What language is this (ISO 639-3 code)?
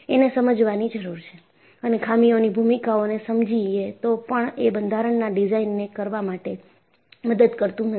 guj